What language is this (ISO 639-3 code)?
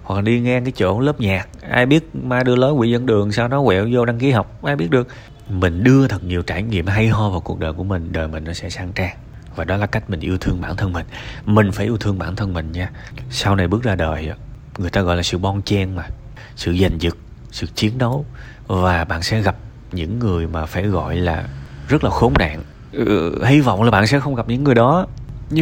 vie